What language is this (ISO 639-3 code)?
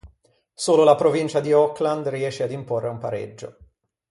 ita